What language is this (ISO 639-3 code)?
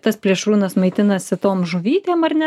lit